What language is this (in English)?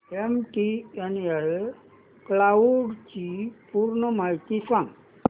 Marathi